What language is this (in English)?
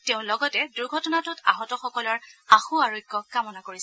Assamese